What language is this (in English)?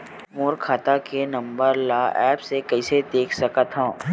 Chhattisgarhi